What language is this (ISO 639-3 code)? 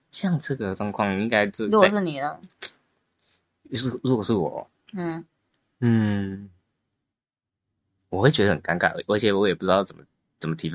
zho